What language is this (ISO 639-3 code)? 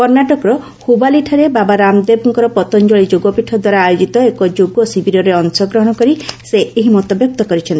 ori